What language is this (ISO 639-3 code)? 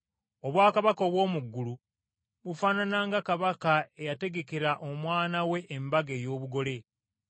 lug